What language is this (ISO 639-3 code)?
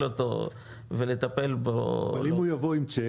heb